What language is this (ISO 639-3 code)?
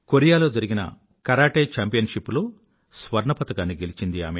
tel